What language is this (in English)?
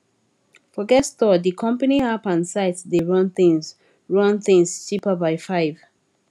Nigerian Pidgin